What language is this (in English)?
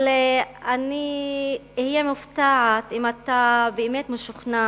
Hebrew